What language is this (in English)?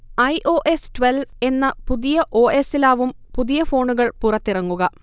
Malayalam